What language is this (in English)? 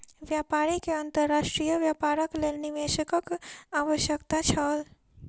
Maithili